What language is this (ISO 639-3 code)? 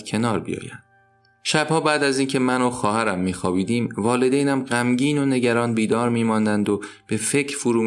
fas